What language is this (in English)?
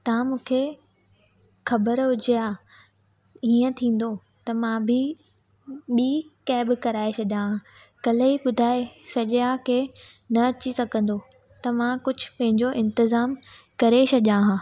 Sindhi